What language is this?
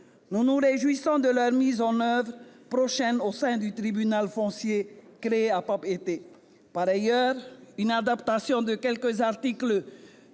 French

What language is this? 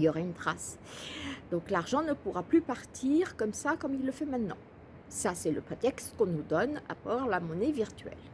French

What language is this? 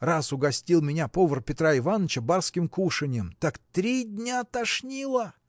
Russian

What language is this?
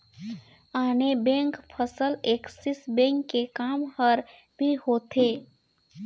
Chhattisgarhi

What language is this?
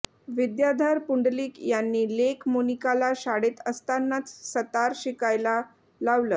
Marathi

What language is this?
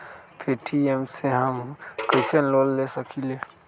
Magahi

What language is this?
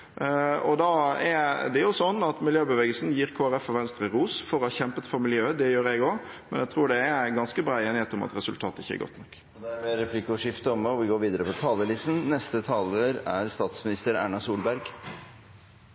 Norwegian Bokmål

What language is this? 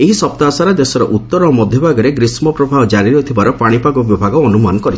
Odia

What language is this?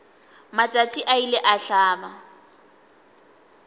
Northern Sotho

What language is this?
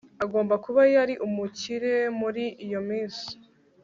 Kinyarwanda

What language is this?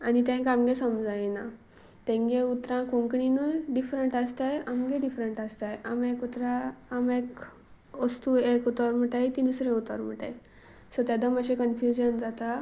Konkani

